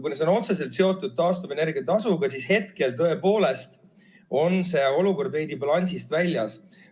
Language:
Estonian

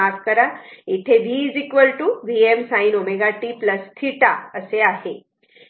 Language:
Marathi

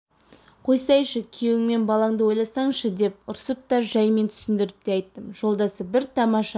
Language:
Kazakh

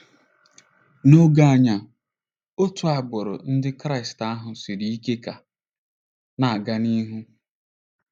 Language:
Igbo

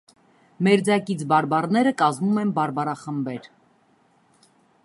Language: Armenian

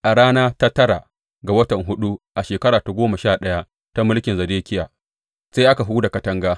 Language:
Hausa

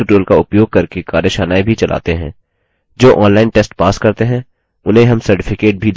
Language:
Hindi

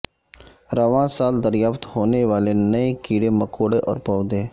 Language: Urdu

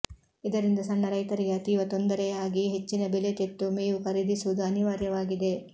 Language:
Kannada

